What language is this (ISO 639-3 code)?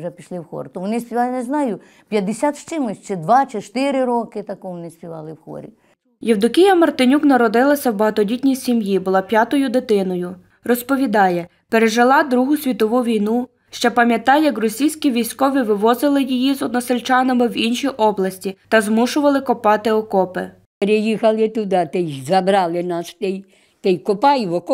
ukr